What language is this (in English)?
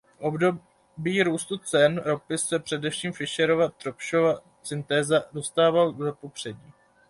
Czech